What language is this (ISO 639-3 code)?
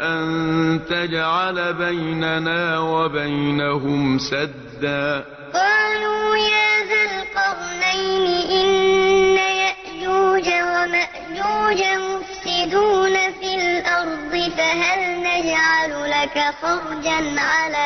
ara